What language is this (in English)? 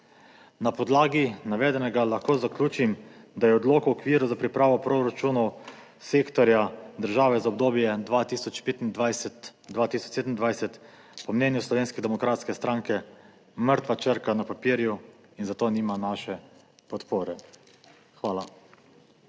Slovenian